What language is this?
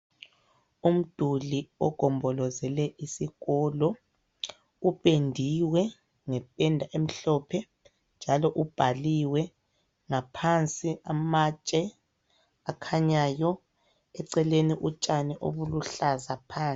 North Ndebele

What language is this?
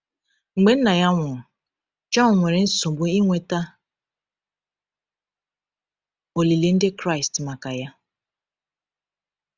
Igbo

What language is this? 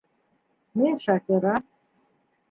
Bashkir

